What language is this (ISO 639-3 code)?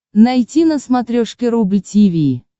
rus